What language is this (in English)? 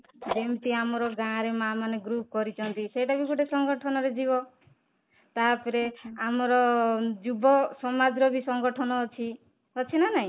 Odia